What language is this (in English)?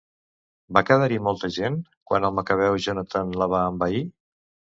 Catalan